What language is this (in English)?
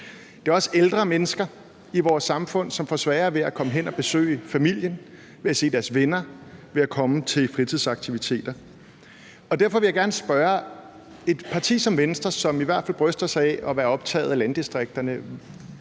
Danish